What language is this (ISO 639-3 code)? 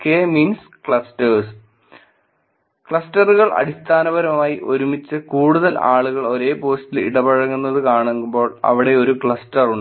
mal